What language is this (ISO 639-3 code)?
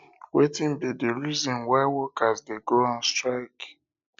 pcm